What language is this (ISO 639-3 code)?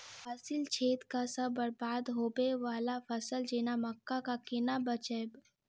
mai